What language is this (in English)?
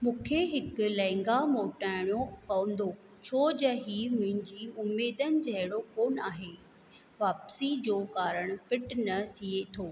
Sindhi